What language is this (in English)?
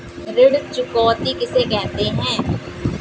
Hindi